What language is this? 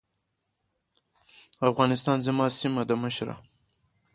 Pashto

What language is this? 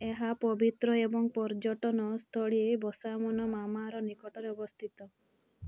Odia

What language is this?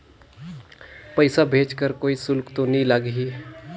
Chhattisgarhi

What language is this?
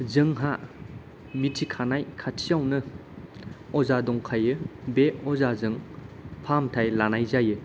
Bodo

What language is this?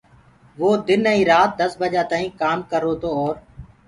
Gurgula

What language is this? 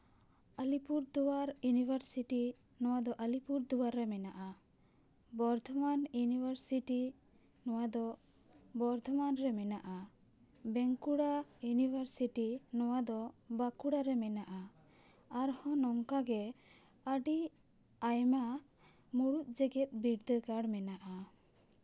Santali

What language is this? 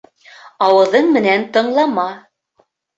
Bashkir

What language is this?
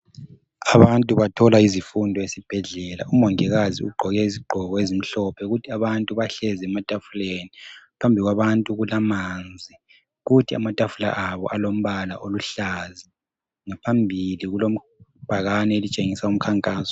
North Ndebele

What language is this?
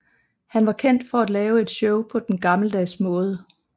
Danish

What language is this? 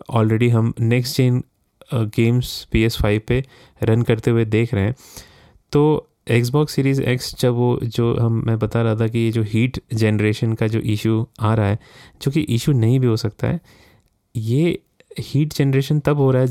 Hindi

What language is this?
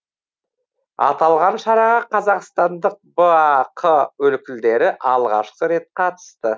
Kazakh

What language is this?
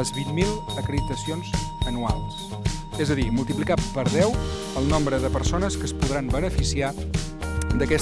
Korean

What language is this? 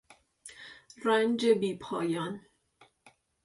Persian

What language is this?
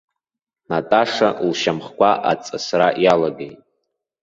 Abkhazian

